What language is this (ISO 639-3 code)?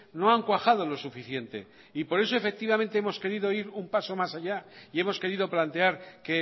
spa